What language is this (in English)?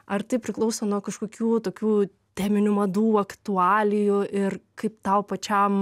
Lithuanian